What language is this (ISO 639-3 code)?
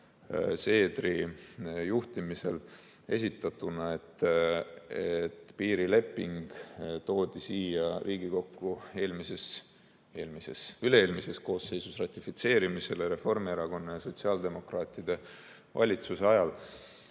est